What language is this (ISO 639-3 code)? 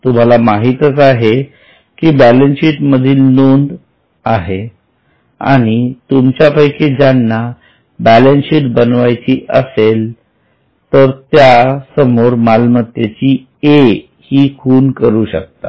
mar